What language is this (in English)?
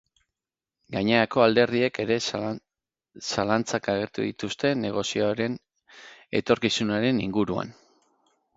Basque